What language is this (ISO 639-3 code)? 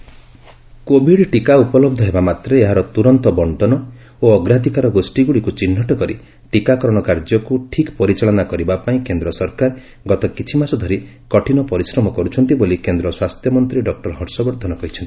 ori